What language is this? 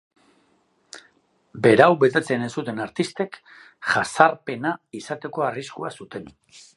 Basque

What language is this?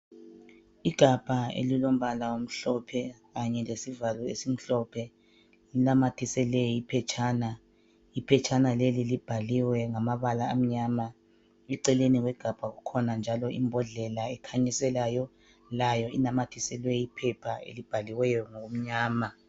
North Ndebele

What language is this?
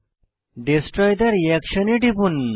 Bangla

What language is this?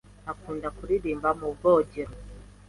Kinyarwanda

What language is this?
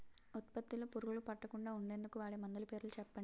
Telugu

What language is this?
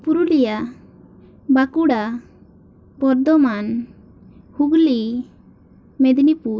Santali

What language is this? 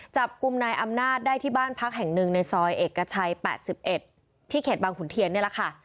Thai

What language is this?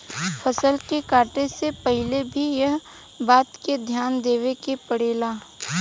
Bhojpuri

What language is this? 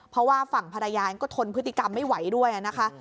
Thai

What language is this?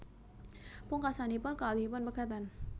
Javanese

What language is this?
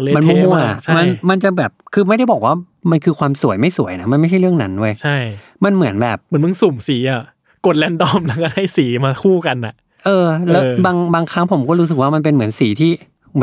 Thai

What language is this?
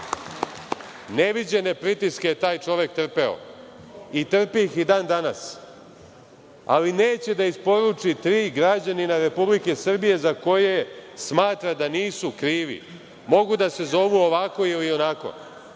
Serbian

